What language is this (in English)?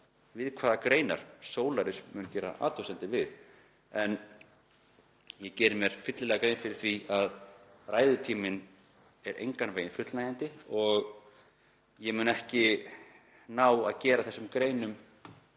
Icelandic